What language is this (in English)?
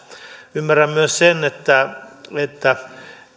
Finnish